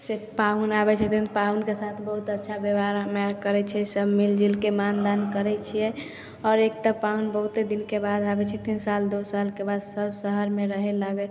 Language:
Maithili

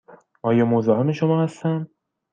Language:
Persian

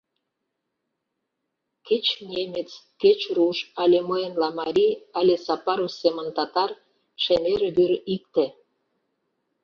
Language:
Mari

